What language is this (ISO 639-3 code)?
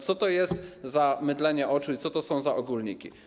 pol